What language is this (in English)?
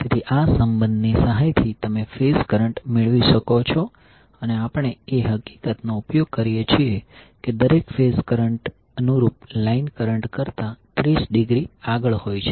Gujarati